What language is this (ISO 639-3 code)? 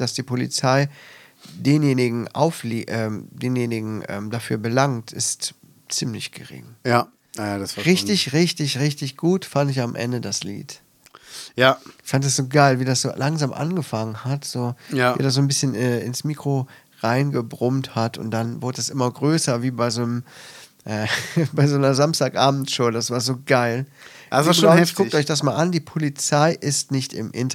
deu